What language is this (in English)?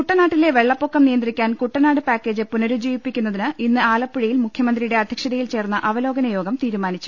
Malayalam